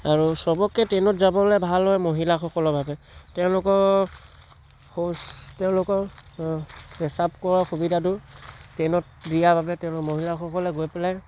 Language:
Assamese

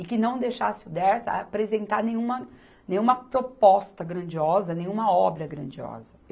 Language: Portuguese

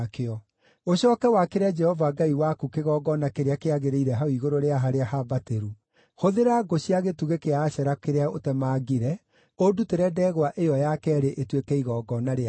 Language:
Kikuyu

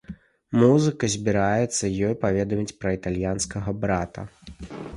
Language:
Belarusian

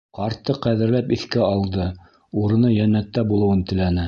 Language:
Bashkir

